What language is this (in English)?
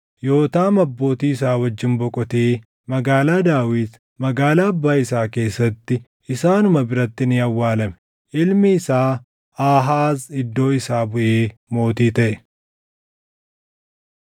Oromo